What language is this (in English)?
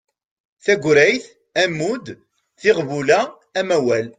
Kabyle